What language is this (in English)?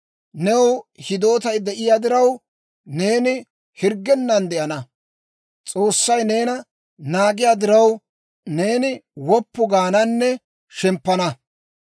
Dawro